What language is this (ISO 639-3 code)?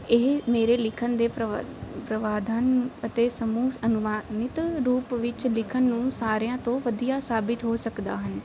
pan